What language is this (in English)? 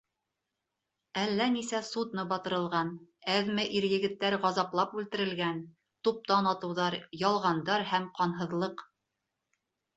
Bashkir